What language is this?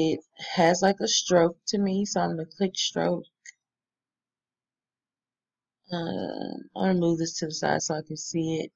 English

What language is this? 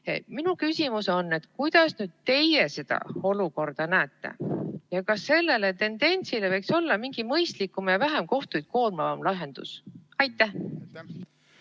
Estonian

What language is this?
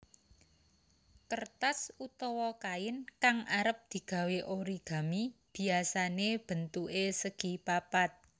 Javanese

